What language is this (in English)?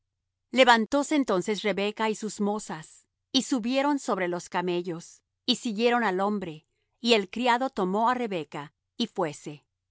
Spanish